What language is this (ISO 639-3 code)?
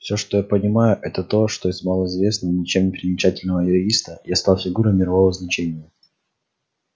rus